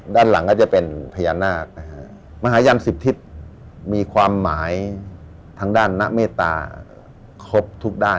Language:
Thai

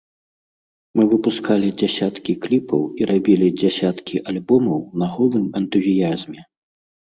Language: Belarusian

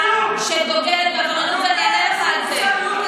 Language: Hebrew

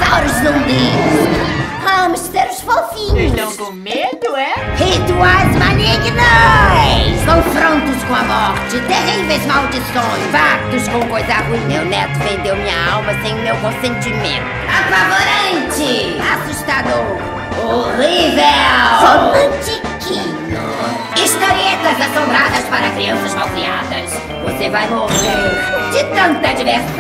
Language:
Ukrainian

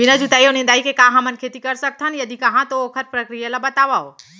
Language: Chhattisgarhi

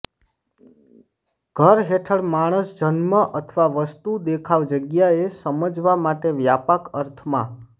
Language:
Gujarati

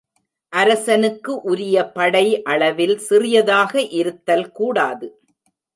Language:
Tamil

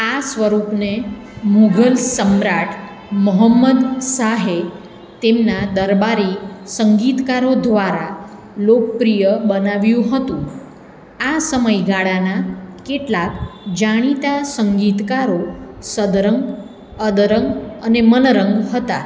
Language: Gujarati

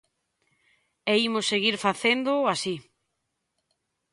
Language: Galician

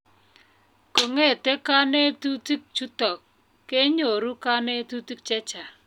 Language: Kalenjin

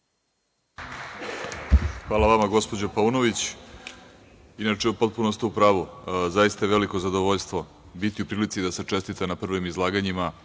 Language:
Serbian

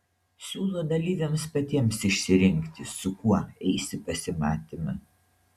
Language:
Lithuanian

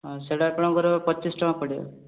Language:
Odia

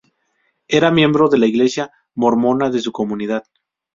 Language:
Spanish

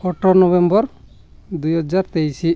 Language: Odia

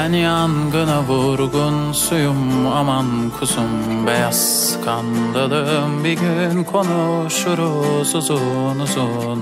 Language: Turkish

